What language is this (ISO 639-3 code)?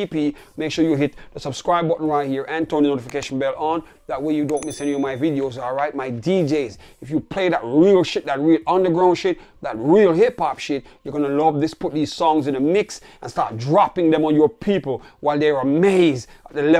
eng